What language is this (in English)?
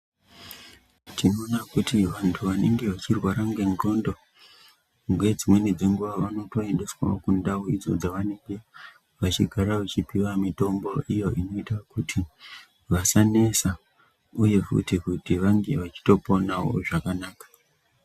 Ndau